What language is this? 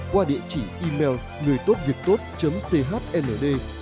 Vietnamese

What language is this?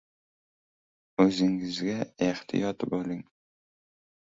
Uzbek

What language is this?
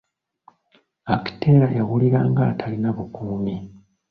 Ganda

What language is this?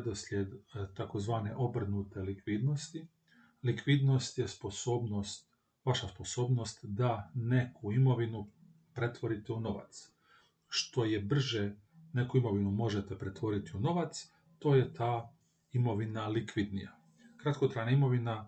Croatian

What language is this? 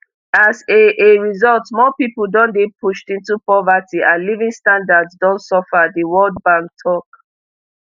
Nigerian Pidgin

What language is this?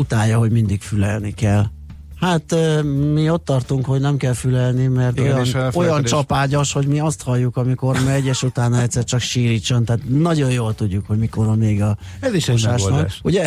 Hungarian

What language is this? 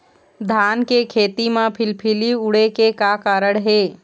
Chhattisgarhi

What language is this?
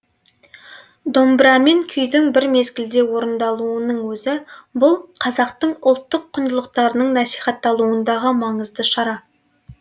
Kazakh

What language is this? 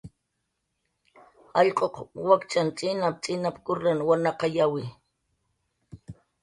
Jaqaru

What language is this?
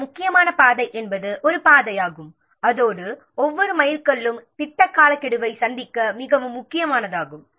Tamil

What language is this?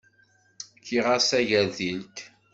Kabyle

